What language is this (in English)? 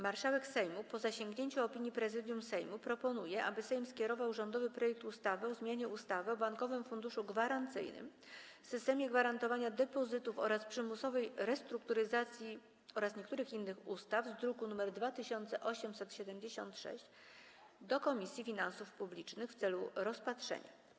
Polish